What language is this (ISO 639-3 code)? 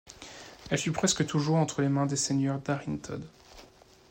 fra